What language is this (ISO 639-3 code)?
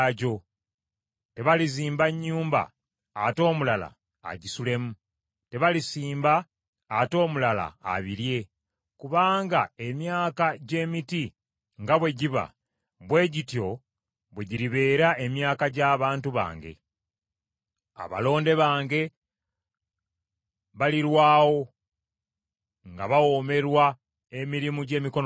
lug